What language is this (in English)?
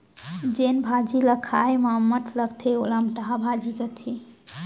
Chhattisgarhi